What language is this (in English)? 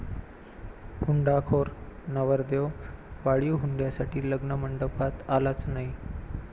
Marathi